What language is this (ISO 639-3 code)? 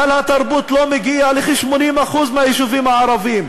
heb